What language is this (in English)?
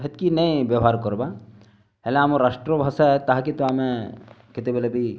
Odia